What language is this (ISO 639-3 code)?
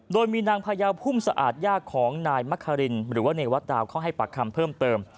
tha